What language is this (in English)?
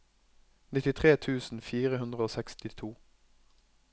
Norwegian